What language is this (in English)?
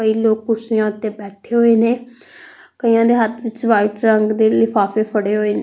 Punjabi